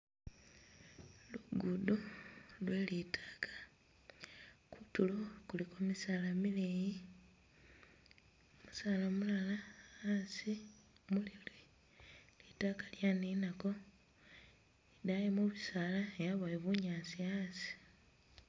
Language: Masaaba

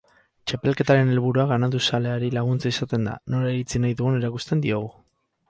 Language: Basque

